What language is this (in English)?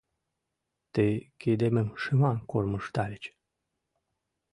Mari